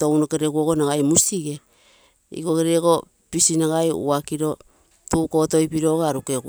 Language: Terei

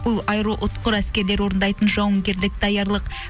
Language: Kazakh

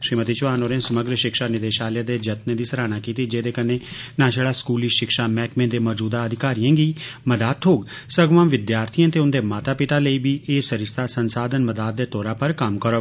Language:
Dogri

